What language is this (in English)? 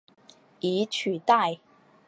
Chinese